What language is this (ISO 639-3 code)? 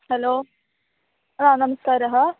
san